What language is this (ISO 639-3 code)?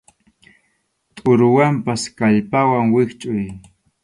qxu